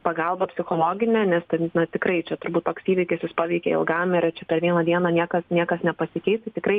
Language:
Lithuanian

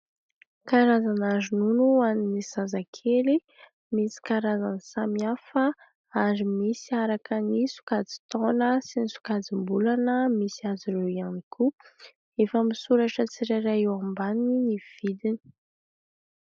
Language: Malagasy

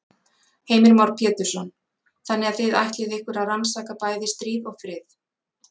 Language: Icelandic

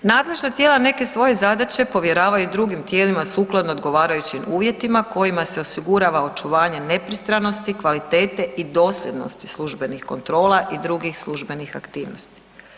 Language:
Croatian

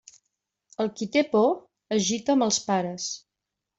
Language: Catalan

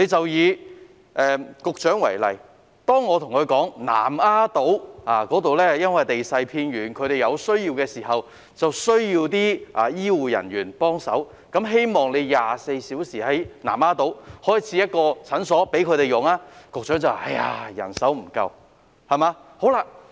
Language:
Cantonese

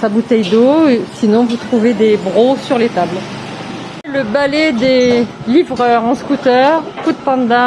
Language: French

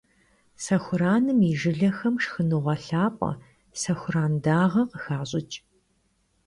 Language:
Kabardian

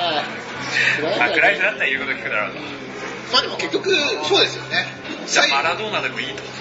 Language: Japanese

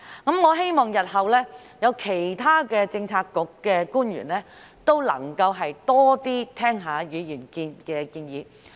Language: Cantonese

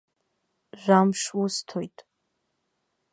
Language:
Abkhazian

